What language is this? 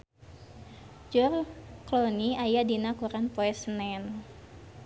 Sundanese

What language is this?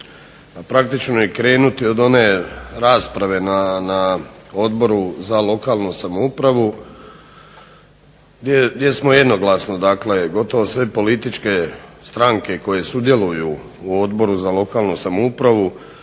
Croatian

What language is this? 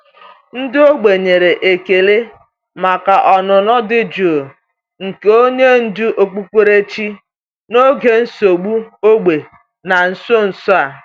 Igbo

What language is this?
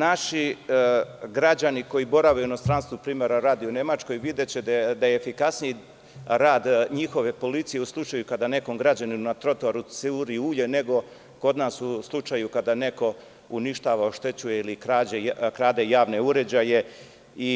Serbian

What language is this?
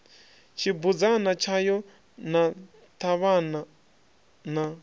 Venda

